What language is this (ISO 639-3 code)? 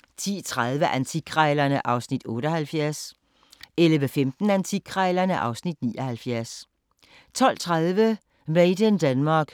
dan